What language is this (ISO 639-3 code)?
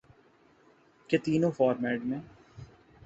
urd